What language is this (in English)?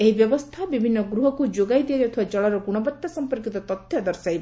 Odia